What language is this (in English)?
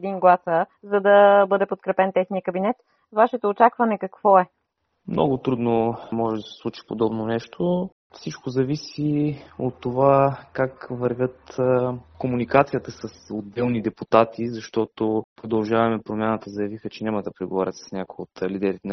Bulgarian